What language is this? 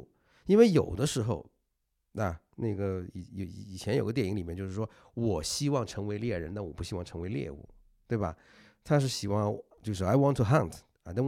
Chinese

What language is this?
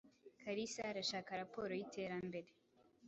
Kinyarwanda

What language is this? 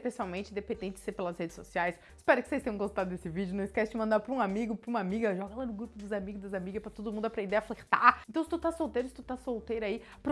Portuguese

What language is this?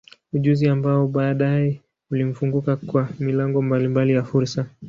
Swahili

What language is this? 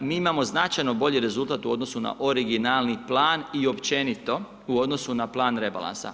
Croatian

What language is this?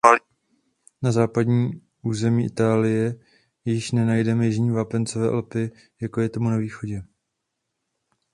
Czech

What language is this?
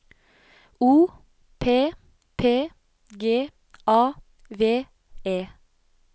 Norwegian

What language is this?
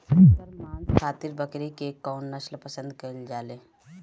Bhojpuri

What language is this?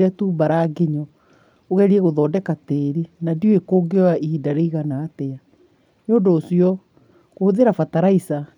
Kikuyu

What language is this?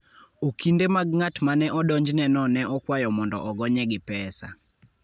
Luo (Kenya and Tanzania)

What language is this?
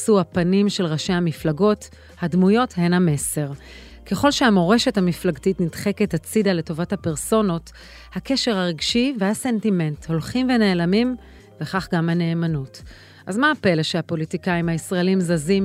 Hebrew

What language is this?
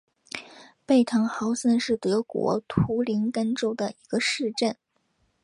Chinese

